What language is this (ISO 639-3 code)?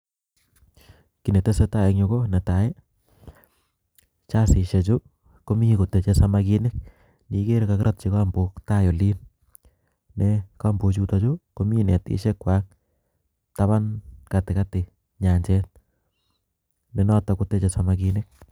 kln